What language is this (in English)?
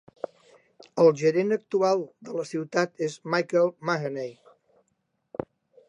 Catalan